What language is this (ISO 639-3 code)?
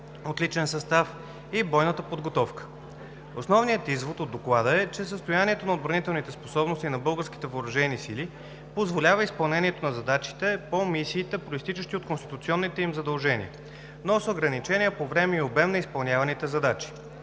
bul